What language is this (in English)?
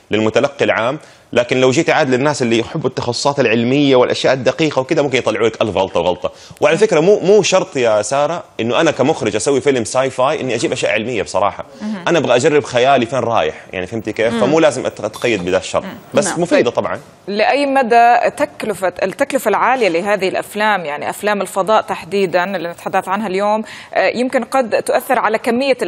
Arabic